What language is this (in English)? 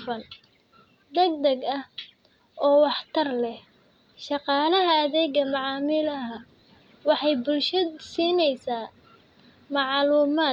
Somali